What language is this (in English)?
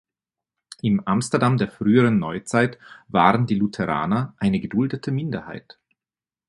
German